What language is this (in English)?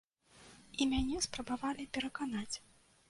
Belarusian